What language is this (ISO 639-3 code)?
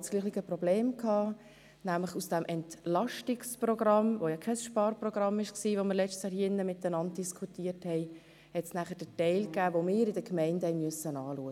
gsw